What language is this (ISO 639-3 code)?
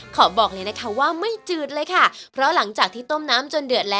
tha